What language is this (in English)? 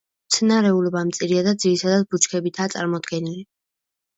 Georgian